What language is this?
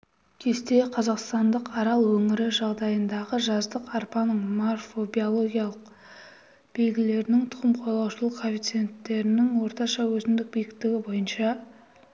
Kazakh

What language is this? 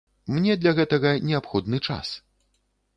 Belarusian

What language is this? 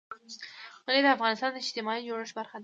Pashto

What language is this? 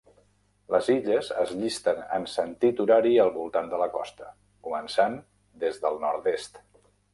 Catalan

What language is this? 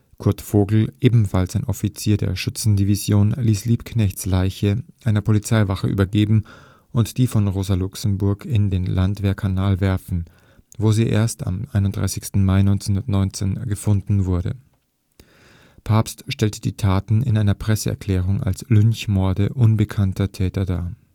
German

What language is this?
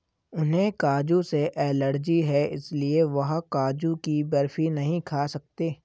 Hindi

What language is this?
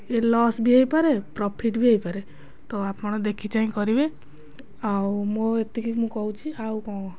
Odia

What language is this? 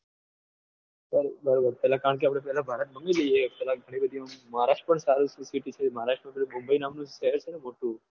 Gujarati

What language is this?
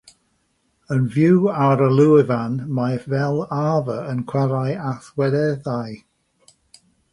Welsh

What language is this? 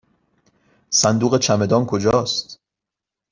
Persian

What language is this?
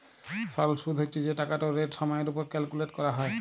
Bangla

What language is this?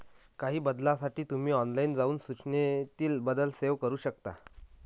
Marathi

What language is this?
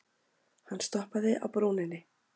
Icelandic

